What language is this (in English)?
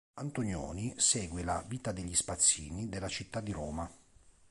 Italian